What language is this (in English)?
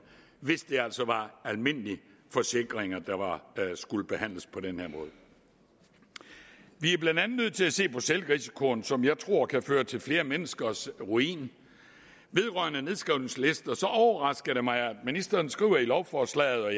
Danish